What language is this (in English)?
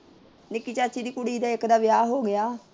Punjabi